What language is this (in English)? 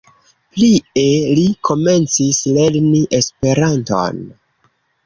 Esperanto